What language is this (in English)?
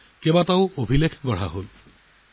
Assamese